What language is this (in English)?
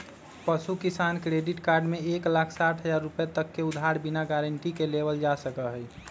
Magahi